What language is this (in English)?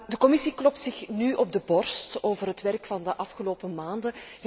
Dutch